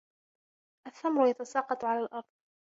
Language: Arabic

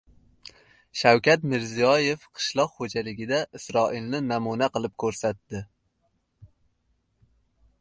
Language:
Uzbek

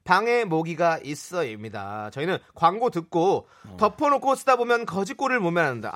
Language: Korean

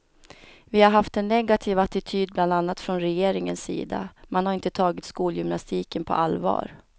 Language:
Swedish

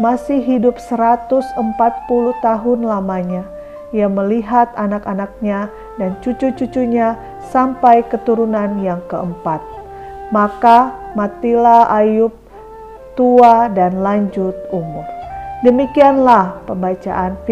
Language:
Indonesian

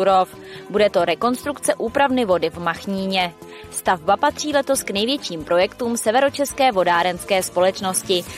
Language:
Czech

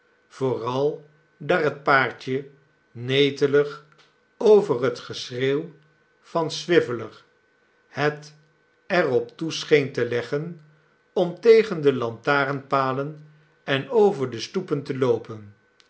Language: Dutch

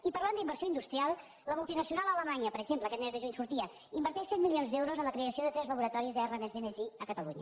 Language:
Catalan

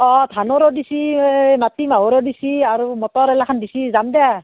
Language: Assamese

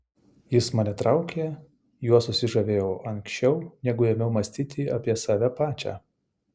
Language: Lithuanian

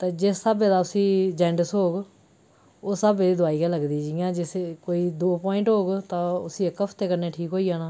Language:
Dogri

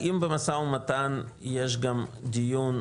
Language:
Hebrew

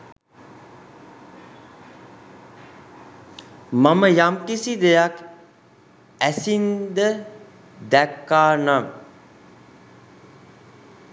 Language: Sinhala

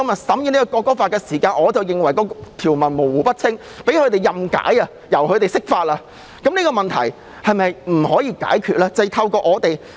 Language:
Cantonese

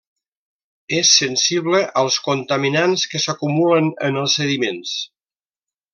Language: Catalan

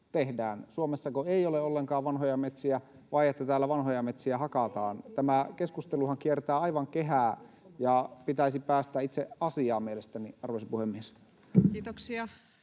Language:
Finnish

